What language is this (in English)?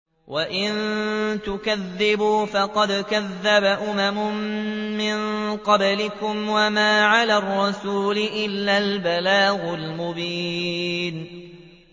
Arabic